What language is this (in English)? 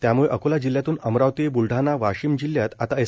Marathi